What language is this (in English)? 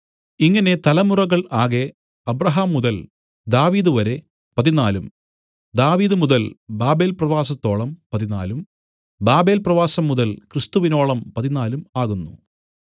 Malayalam